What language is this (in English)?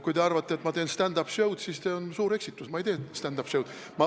Estonian